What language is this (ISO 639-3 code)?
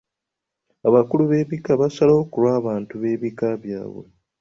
lug